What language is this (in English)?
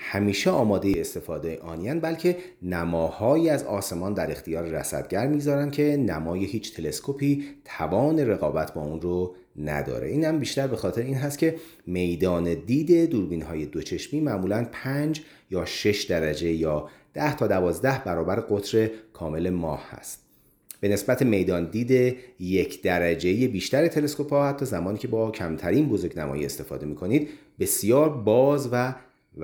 Persian